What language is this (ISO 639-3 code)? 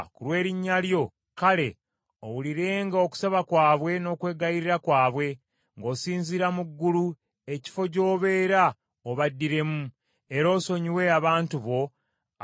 lug